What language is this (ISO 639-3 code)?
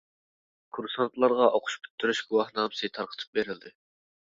uig